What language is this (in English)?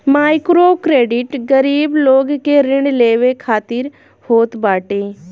Bhojpuri